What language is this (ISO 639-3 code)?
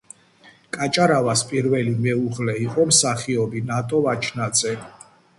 kat